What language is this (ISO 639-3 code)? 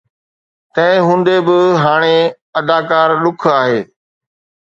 snd